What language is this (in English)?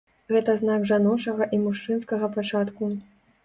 Belarusian